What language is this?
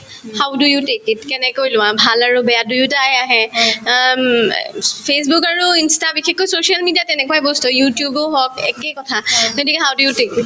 Assamese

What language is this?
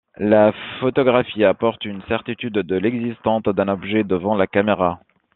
French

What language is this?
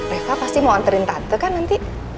Indonesian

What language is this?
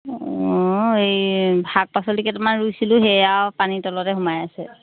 Assamese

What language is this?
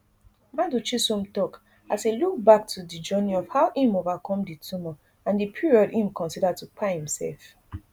Nigerian Pidgin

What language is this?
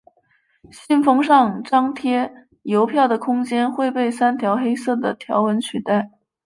Chinese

